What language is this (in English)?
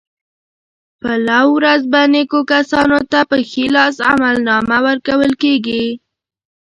Pashto